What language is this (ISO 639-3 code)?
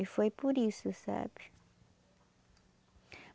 por